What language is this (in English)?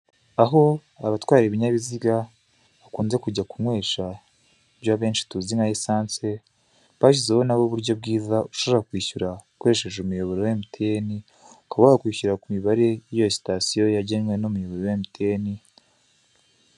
Kinyarwanda